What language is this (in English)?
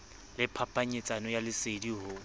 Southern Sotho